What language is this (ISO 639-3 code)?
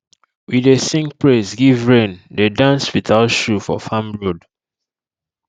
pcm